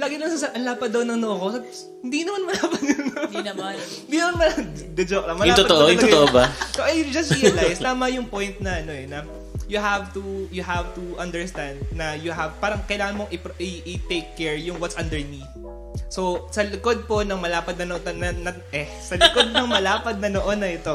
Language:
Filipino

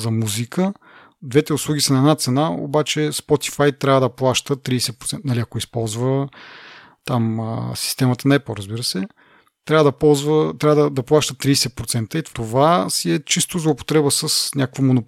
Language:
Bulgarian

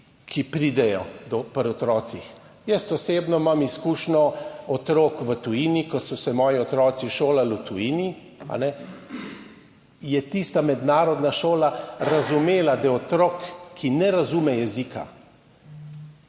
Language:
Slovenian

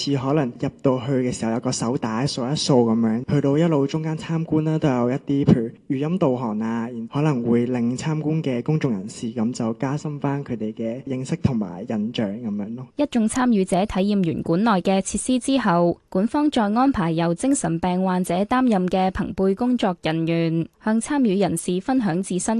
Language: Chinese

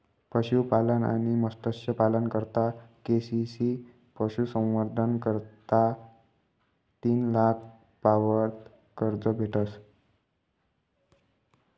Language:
Marathi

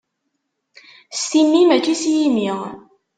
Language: Kabyle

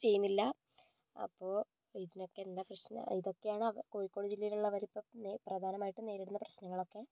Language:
Malayalam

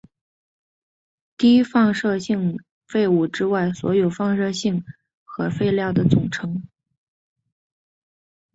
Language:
Chinese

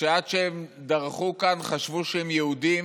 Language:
Hebrew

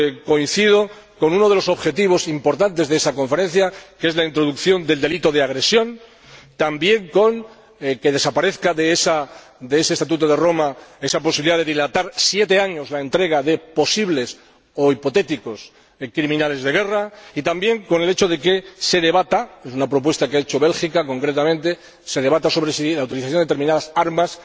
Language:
Spanish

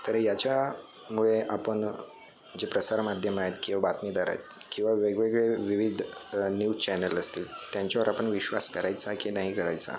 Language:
Marathi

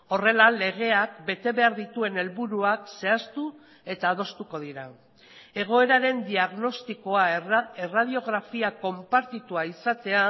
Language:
Basque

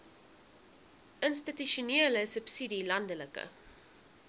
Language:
Afrikaans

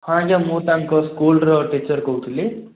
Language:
Odia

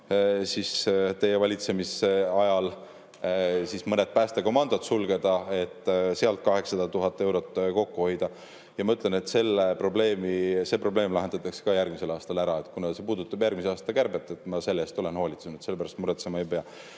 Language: Estonian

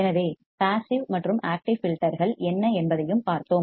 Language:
Tamil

